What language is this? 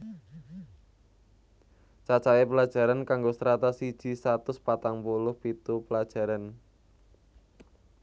Javanese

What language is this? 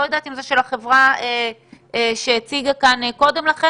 Hebrew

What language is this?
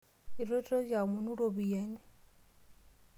Masai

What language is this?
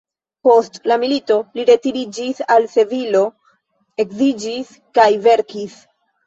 Esperanto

